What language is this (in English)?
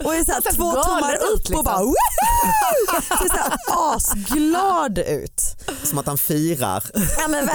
Swedish